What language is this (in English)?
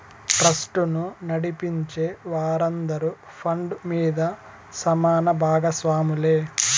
Telugu